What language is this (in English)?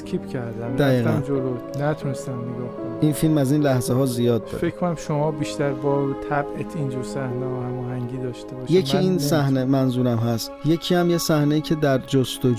Persian